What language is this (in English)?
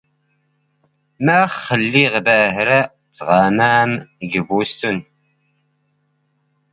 Standard Moroccan Tamazight